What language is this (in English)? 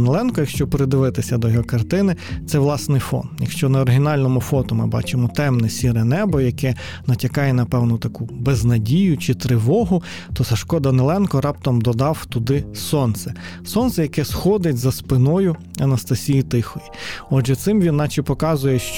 Ukrainian